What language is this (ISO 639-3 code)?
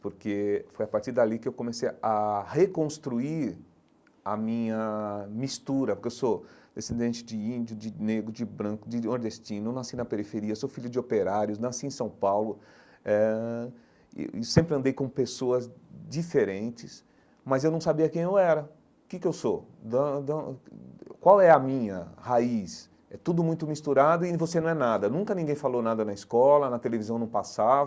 por